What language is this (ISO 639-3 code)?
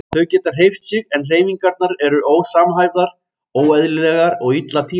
isl